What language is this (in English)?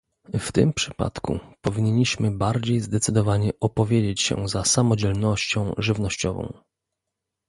Polish